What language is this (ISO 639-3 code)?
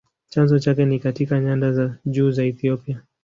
swa